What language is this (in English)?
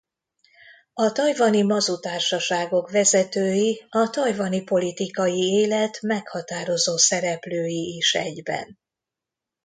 Hungarian